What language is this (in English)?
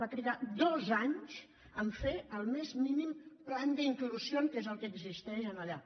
Catalan